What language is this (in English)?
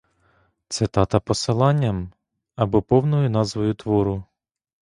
Ukrainian